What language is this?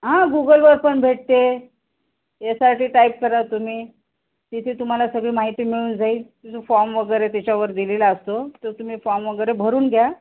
Marathi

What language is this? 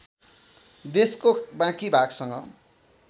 Nepali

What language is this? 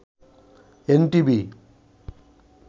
Bangla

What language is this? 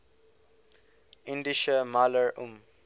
English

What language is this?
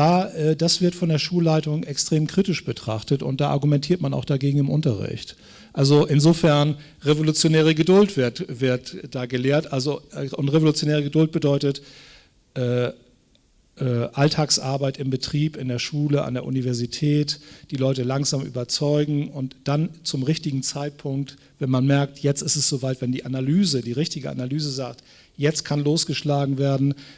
German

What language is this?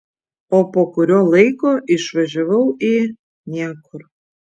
Lithuanian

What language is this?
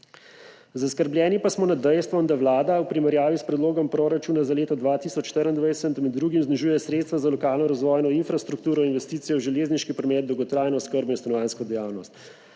Slovenian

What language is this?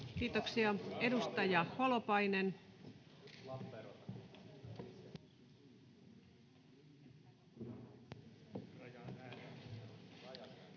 Finnish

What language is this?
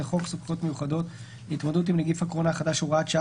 Hebrew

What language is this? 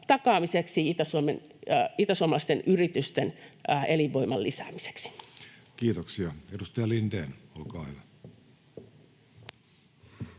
Finnish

